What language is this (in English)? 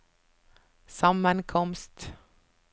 Norwegian